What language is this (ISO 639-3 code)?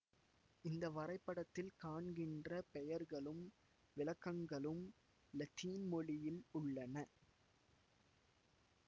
tam